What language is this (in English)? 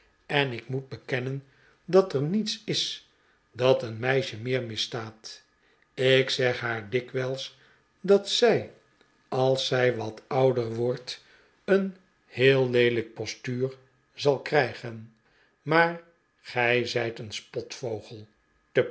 Dutch